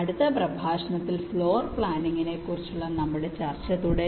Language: Malayalam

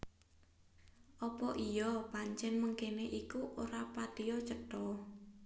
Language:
Javanese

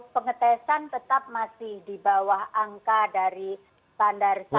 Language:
Indonesian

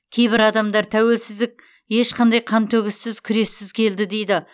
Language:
Kazakh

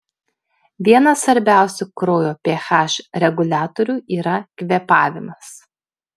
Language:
Lithuanian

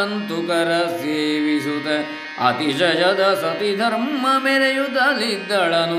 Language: Kannada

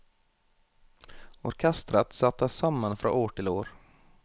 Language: Norwegian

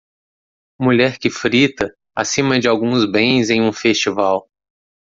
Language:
Portuguese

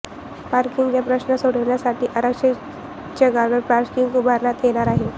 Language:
Marathi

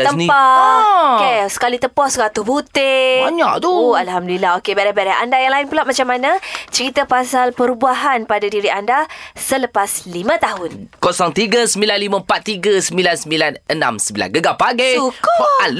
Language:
Malay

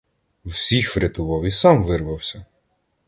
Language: Ukrainian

